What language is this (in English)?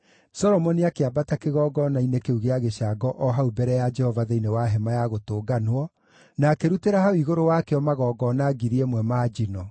Kikuyu